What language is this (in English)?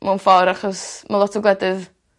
Welsh